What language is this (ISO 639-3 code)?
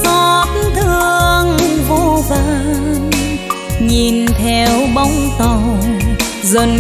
vie